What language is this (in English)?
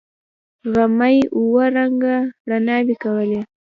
Pashto